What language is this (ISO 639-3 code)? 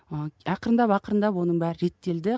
kaz